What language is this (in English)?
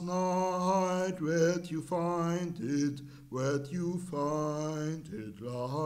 German